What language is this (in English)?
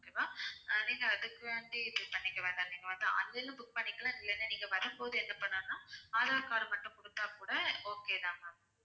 Tamil